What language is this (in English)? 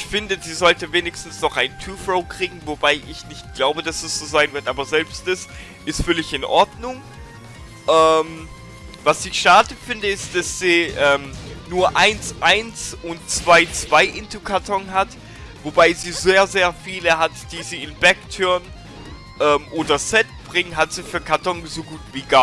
German